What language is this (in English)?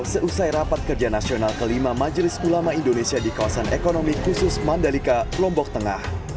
Indonesian